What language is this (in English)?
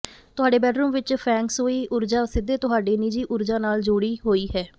Punjabi